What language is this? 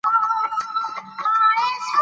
Pashto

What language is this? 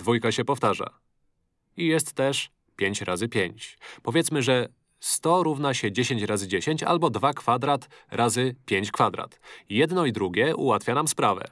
Polish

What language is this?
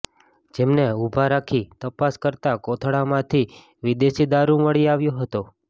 Gujarati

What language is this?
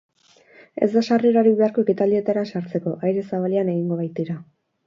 Basque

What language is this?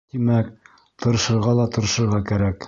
Bashkir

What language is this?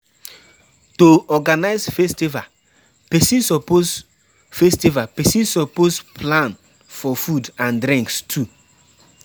Nigerian Pidgin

